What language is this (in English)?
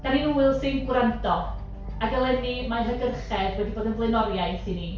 Welsh